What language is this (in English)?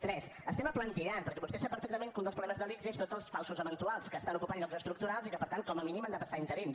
Catalan